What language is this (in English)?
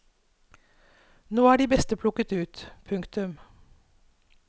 Norwegian